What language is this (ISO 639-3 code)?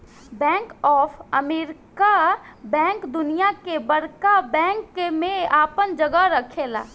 bho